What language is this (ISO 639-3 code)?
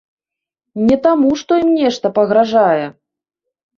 bel